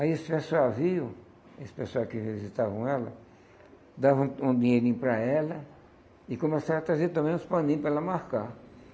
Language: Portuguese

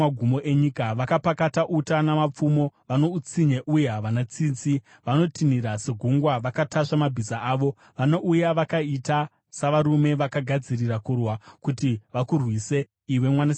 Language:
Shona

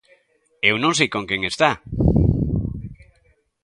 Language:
Galician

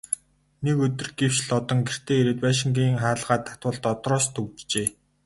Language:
Mongolian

